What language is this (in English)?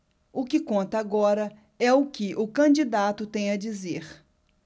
Portuguese